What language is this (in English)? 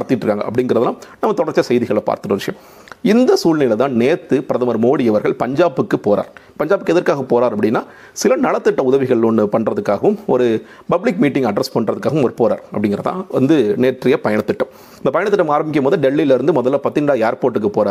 Tamil